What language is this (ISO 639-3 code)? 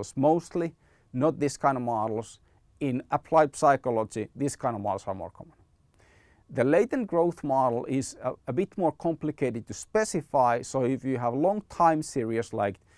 eng